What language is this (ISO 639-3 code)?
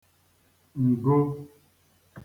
ibo